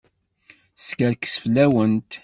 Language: Kabyle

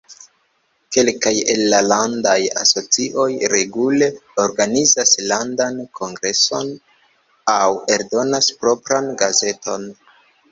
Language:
Esperanto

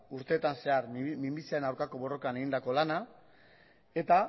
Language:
Basque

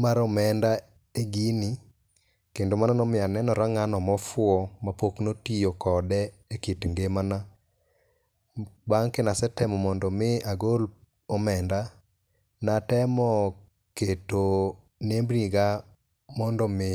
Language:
Luo (Kenya and Tanzania)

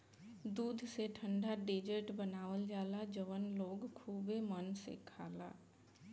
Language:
Bhojpuri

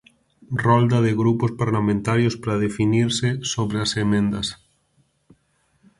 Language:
Galician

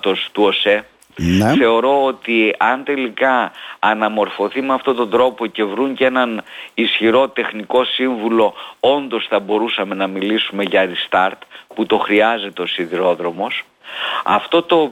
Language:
Greek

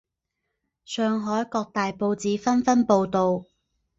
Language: Chinese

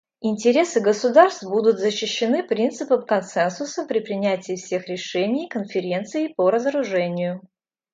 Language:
Russian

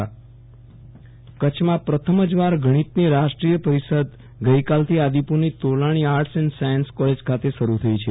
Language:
Gujarati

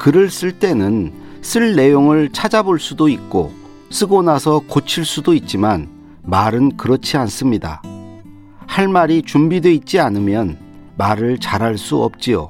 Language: Korean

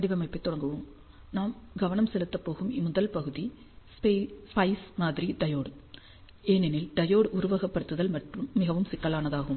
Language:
Tamil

